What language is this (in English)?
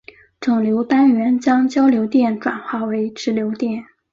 Chinese